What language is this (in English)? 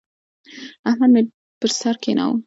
Pashto